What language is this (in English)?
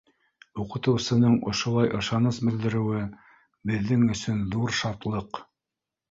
Bashkir